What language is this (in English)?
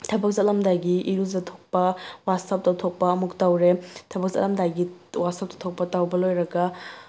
Manipuri